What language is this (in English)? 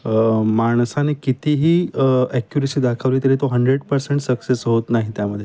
Marathi